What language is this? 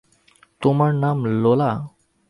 Bangla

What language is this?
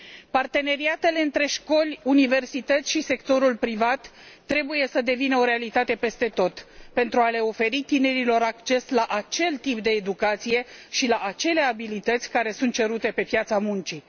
Romanian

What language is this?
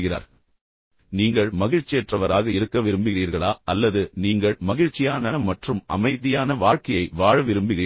Tamil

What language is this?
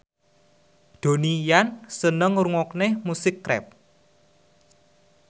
Javanese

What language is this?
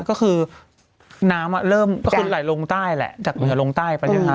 Thai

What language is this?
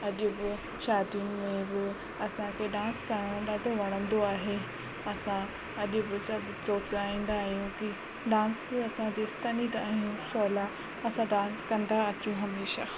Sindhi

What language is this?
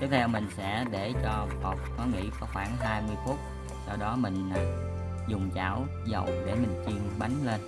Vietnamese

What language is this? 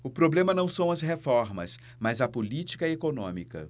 Portuguese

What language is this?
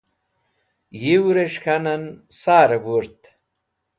Wakhi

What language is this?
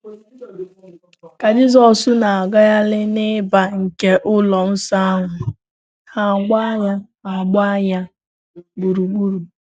Igbo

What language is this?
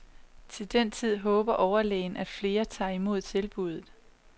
Danish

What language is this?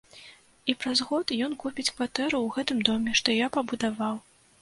Belarusian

